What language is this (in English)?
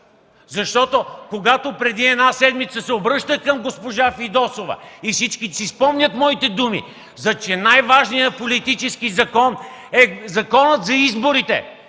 Bulgarian